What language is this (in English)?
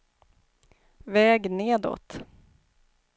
Swedish